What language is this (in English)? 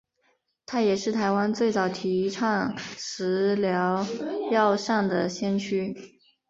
Chinese